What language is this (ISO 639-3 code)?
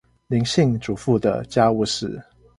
zho